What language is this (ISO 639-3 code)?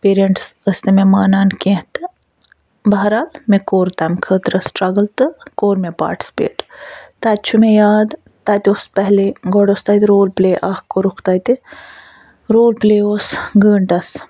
kas